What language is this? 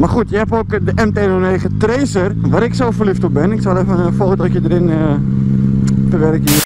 Dutch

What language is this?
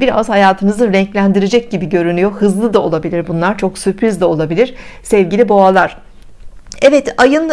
Turkish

